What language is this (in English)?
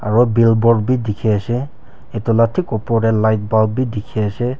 Naga Pidgin